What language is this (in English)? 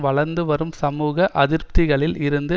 Tamil